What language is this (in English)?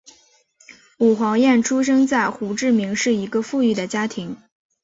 Chinese